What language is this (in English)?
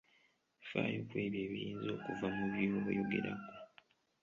Ganda